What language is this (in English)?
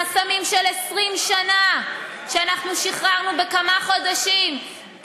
Hebrew